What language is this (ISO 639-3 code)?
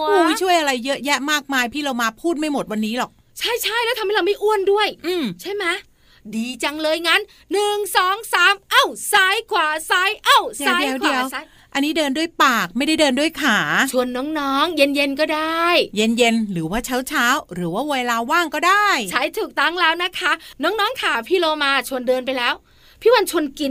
tha